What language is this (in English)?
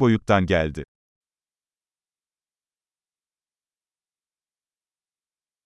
Greek